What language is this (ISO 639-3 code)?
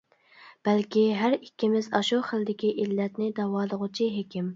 uig